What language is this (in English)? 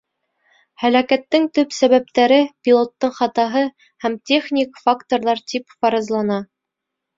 Bashkir